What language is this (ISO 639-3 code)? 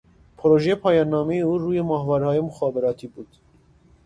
fas